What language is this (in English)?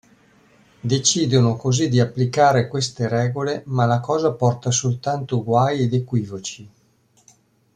Italian